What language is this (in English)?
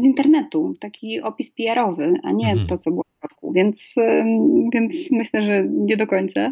Polish